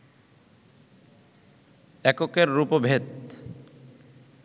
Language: Bangla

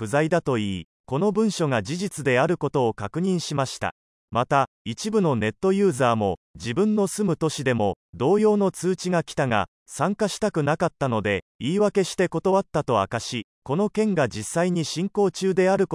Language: Japanese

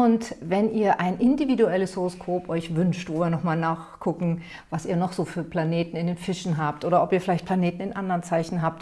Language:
German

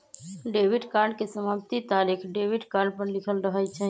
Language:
Magahi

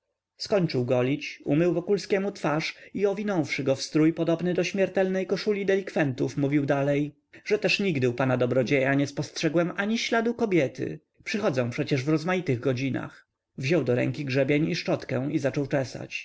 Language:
Polish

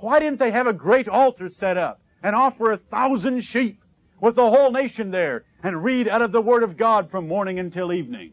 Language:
English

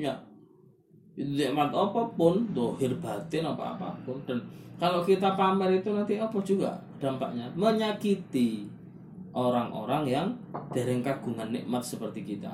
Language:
Malay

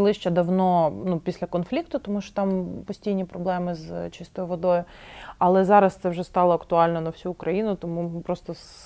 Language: Ukrainian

